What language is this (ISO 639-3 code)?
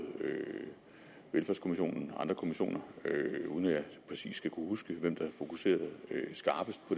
dan